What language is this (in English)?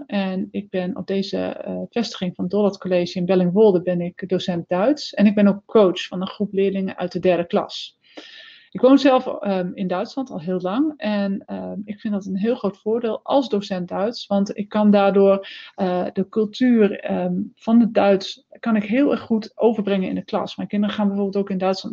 Dutch